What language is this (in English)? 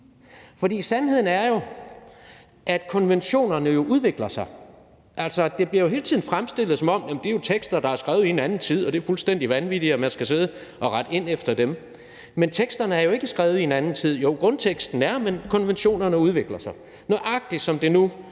Danish